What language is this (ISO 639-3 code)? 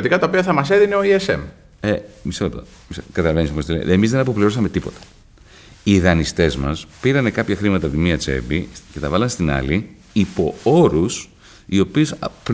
ell